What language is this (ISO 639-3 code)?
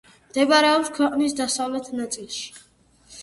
kat